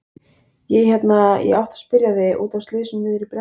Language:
Icelandic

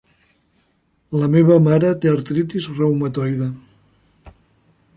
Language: Catalan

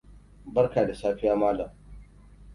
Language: Hausa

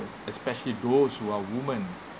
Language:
English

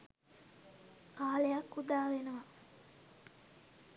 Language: Sinhala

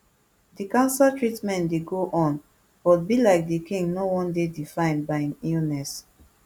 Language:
Nigerian Pidgin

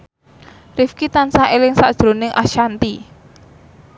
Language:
Javanese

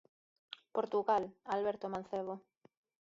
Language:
Galician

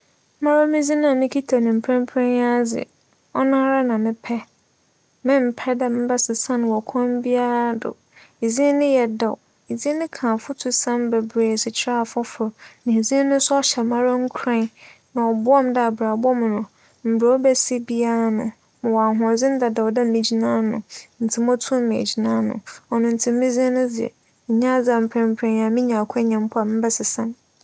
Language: Akan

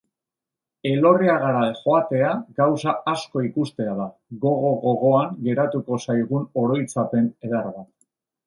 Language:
Basque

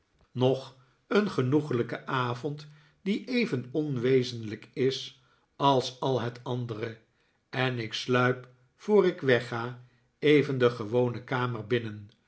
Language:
Dutch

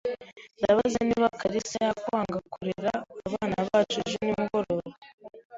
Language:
Kinyarwanda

